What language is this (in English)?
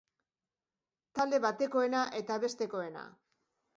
Basque